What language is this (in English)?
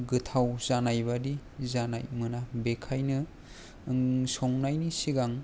Bodo